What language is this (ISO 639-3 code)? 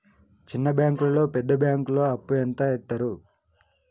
tel